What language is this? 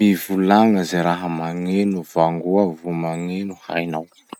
Masikoro Malagasy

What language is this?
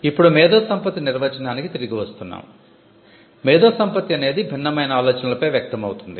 Telugu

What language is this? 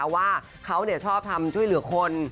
Thai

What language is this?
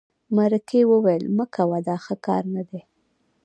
Pashto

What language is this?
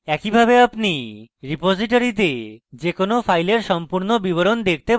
Bangla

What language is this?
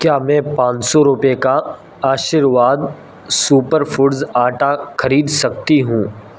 Urdu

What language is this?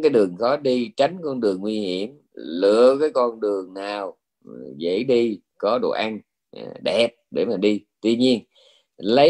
Vietnamese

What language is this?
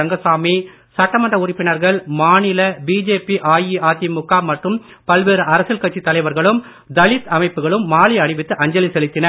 Tamil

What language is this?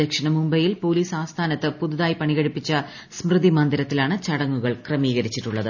Malayalam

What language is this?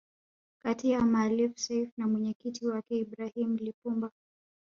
Swahili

